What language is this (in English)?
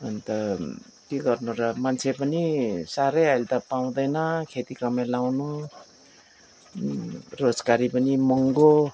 Nepali